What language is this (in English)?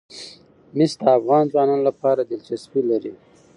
Pashto